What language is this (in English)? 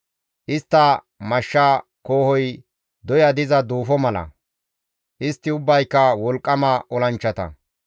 Gamo